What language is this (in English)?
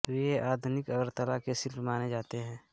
Hindi